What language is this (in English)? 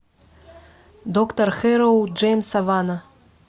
Russian